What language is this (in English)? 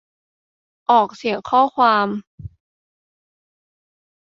Thai